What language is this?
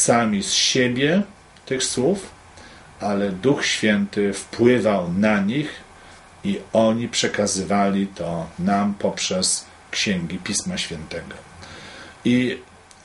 Polish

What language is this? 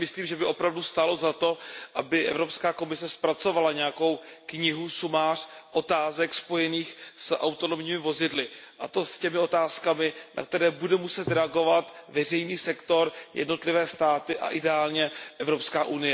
Czech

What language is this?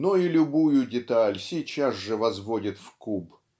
Russian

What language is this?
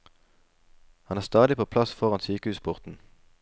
Norwegian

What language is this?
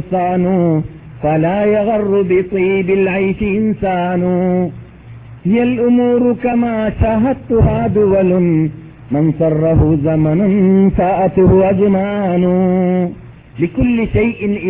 Malayalam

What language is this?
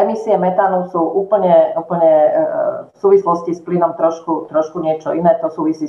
Slovak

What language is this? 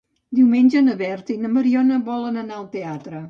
Catalan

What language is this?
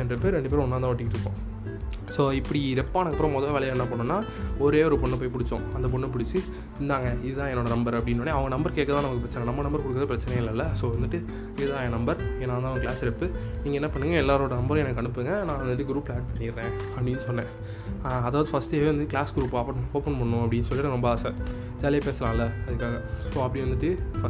Tamil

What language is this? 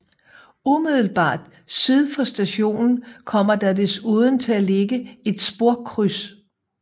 Danish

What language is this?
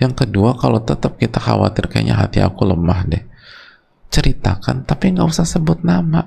Indonesian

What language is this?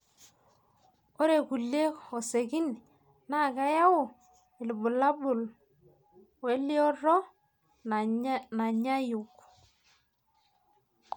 Masai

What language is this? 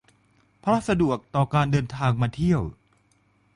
Thai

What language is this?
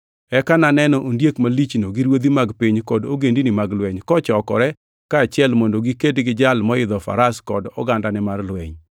Luo (Kenya and Tanzania)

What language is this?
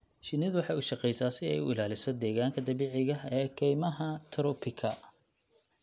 Somali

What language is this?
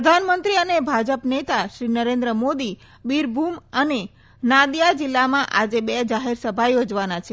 Gujarati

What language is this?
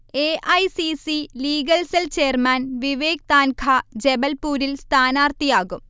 Malayalam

